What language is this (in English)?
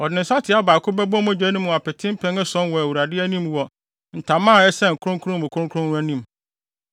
Akan